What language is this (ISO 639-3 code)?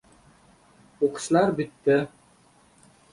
uzb